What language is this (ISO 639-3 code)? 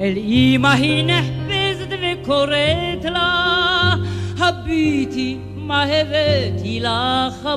heb